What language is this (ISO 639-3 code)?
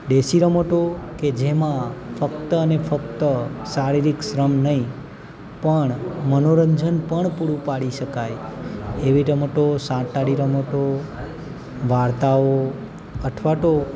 guj